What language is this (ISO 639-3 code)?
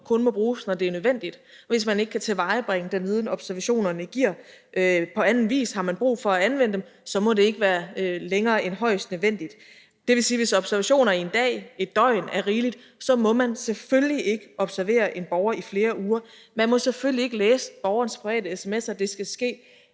dan